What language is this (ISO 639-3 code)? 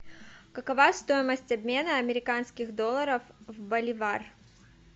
rus